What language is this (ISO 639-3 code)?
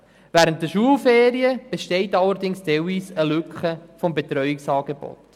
gsw